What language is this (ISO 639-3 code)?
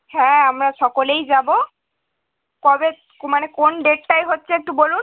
ben